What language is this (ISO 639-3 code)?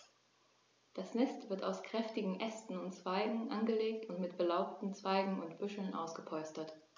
deu